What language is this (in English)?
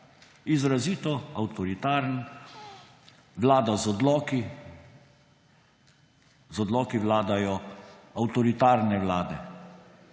Slovenian